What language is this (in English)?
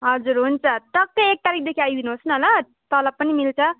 Nepali